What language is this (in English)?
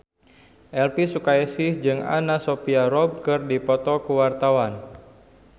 Sundanese